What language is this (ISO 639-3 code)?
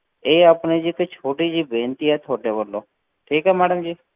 pan